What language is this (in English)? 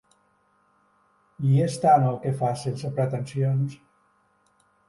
Catalan